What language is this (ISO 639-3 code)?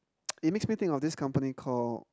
eng